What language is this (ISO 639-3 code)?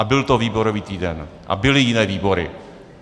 ces